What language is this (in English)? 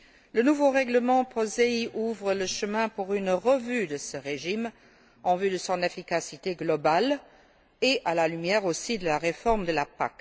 French